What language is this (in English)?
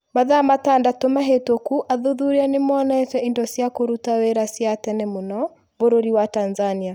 Kikuyu